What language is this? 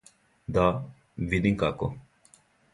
Serbian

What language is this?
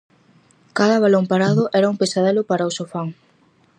Galician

